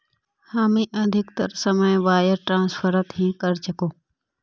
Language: Magahi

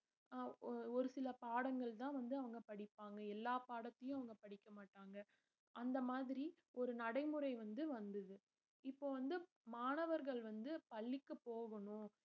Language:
Tamil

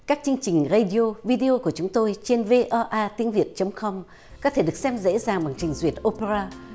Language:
Vietnamese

